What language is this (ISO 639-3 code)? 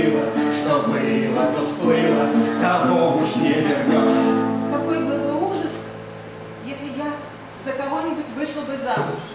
rus